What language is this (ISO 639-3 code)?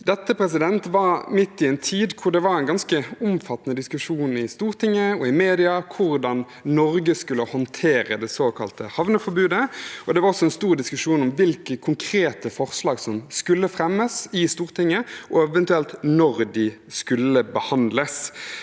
nor